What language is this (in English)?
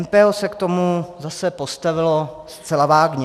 Czech